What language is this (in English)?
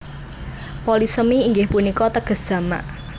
Javanese